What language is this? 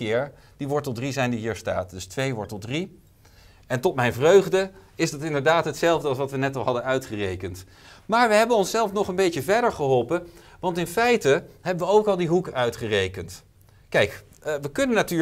Dutch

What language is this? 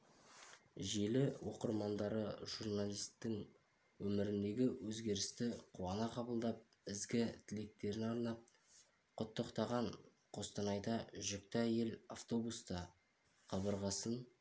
Kazakh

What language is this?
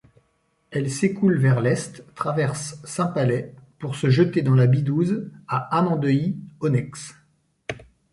French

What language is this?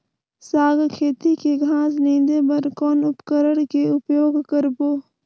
Chhattisgarhi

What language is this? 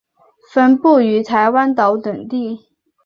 Chinese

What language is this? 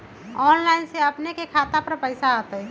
Magahi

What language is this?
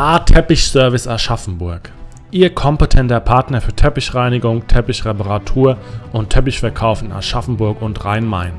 German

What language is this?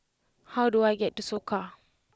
English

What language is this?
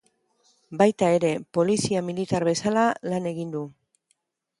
Basque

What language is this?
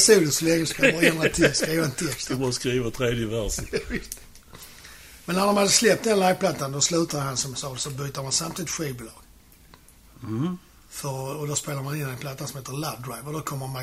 Swedish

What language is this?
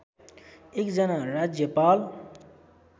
Nepali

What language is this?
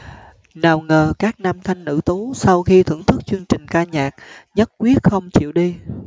Vietnamese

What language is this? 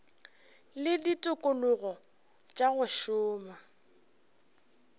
Northern Sotho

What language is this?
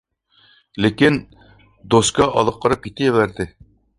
Uyghur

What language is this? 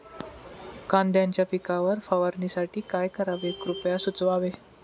Marathi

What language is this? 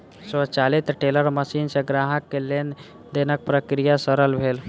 Maithili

